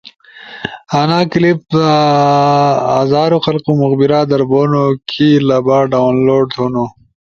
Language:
Ushojo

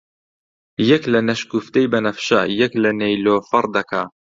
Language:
Central Kurdish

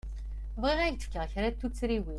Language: Kabyle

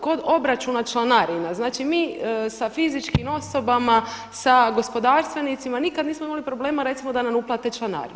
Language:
Croatian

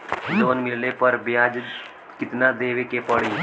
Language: Bhojpuri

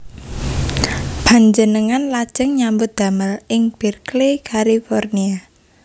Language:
Javanese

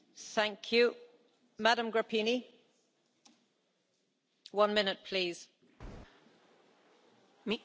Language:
Romanian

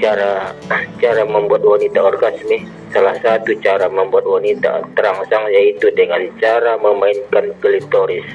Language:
Indonesian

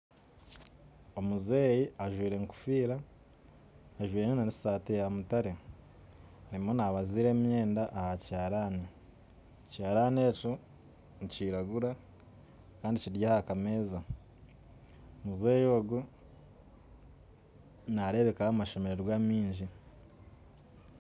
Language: Nyankole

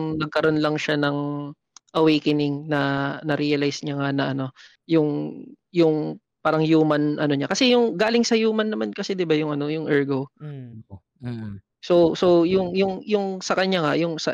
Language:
Filipino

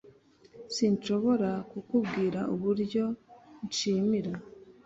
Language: Kinyarwanda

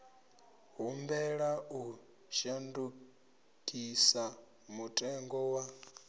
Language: Venda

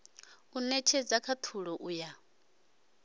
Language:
Venda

